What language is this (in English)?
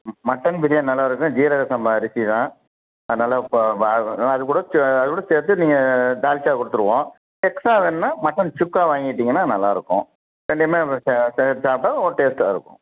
Tamil